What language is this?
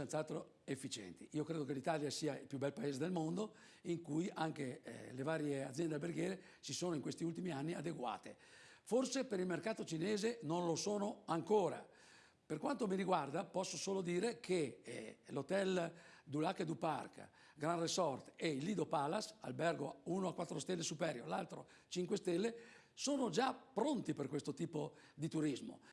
Italian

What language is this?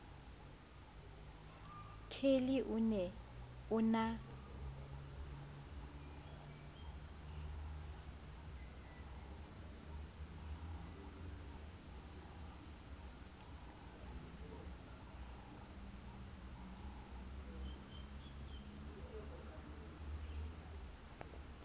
Southern Sotho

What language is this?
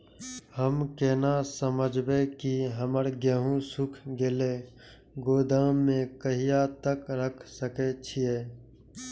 Maithili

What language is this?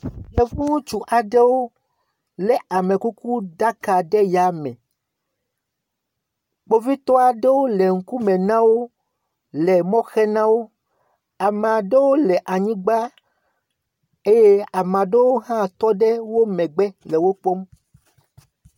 Ewe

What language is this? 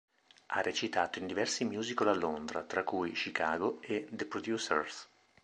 Italian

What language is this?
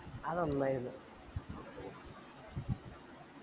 Malayalam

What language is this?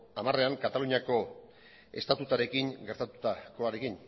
Basque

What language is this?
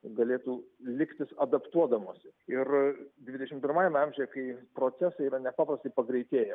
Lithuanian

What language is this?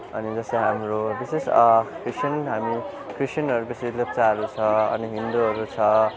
Nepali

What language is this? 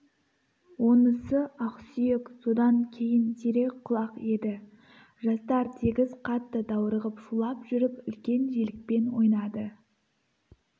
Kazakh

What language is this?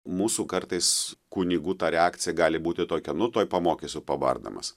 Lithuanian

